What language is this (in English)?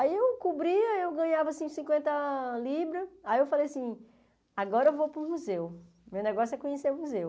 Portuguese